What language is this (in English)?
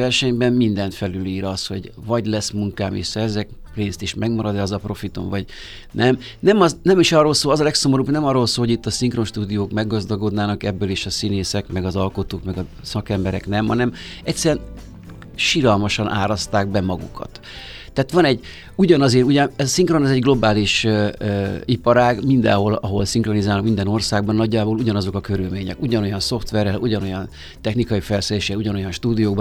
Hungarian